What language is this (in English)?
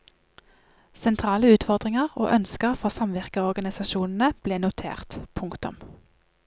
Norwegian